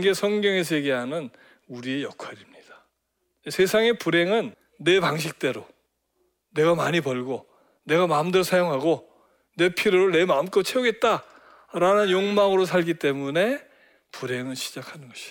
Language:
Korean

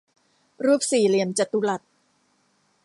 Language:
Thai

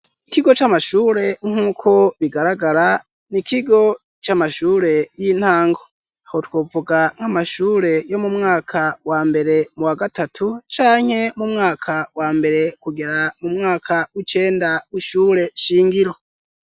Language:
Rundi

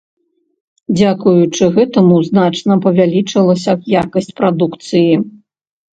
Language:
Belarusian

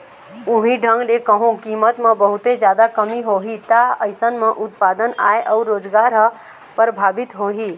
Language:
Chhattisgarhi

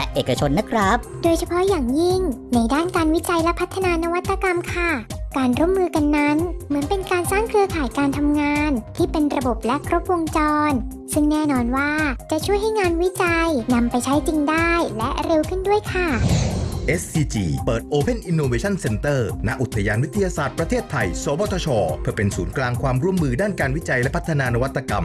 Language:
Thai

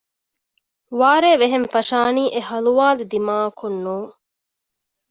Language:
Divehi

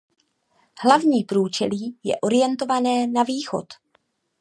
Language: Czech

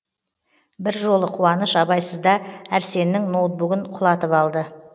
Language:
Kazakh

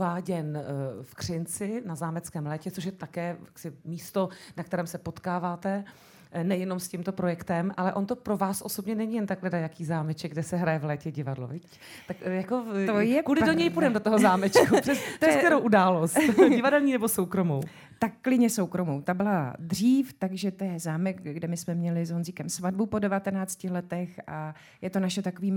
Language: Czech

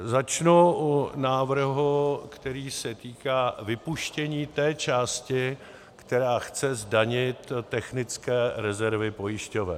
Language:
Czech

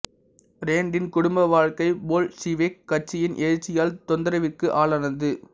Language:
Tamil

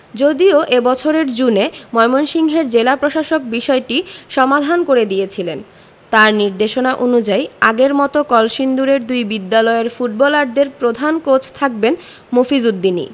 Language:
Bangla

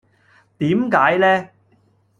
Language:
Cantonese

